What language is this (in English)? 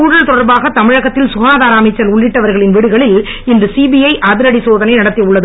Tamil